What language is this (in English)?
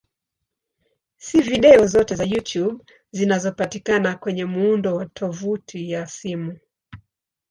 Swahili